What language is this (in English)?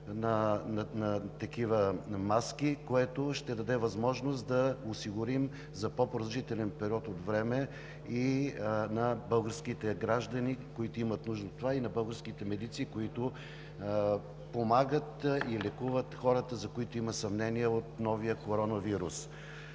Bulgarian